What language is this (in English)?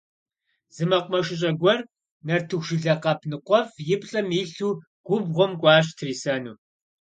Kabardian